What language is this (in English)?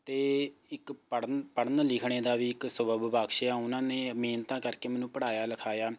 Punjabi